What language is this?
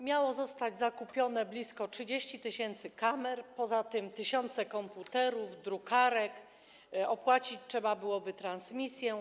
Polish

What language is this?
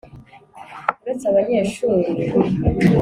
Kinyarwanda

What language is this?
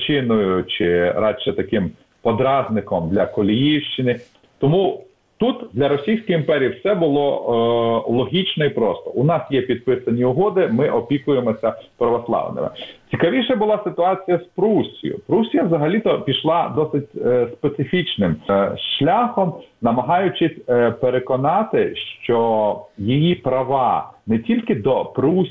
Ukrainian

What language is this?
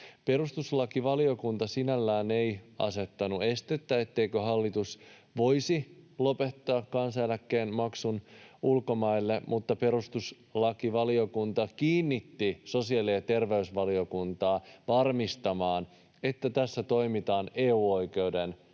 Finnish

